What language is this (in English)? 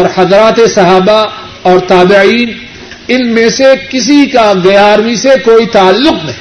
Urdu